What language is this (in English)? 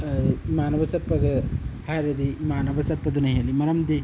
Manipuri